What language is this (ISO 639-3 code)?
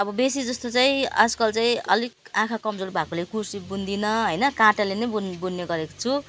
nep